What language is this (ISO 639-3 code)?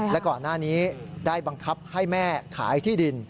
tha